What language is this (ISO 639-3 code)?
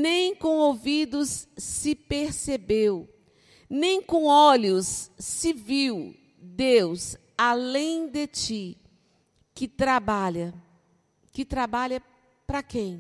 por